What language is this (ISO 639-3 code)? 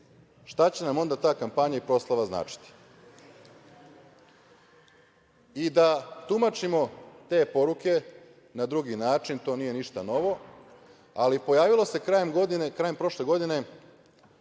srp